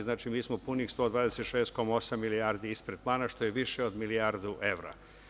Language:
Serbian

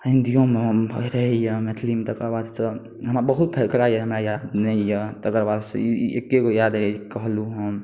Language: Maithili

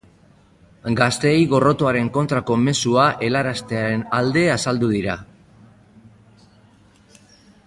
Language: Basque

